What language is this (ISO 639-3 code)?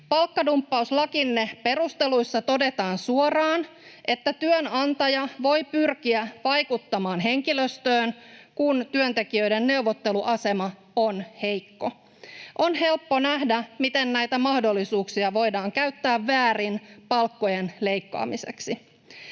fin